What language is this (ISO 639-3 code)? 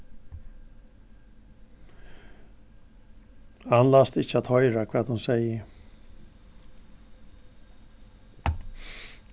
fao